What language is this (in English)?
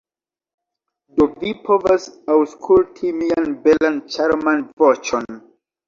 Esperanto